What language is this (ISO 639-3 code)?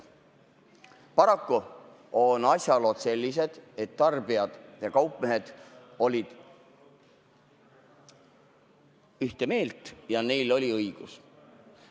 est